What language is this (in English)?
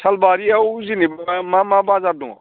Bodo